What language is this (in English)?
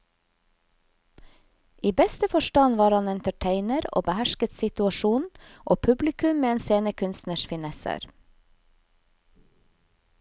Norwegian